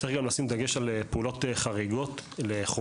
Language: Hebrew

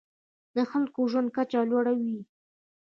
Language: Pashto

